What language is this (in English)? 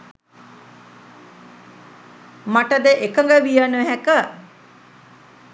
Sinhala